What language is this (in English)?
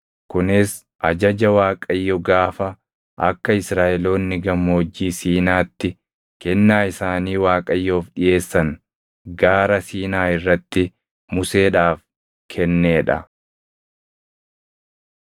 Oromo